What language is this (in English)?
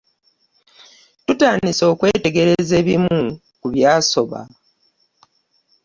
Ganda